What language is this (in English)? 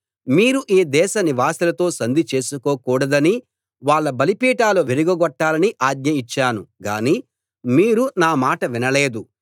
Telugu